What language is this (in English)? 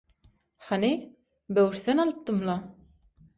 Turkmen